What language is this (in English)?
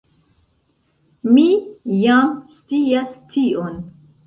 Esperanto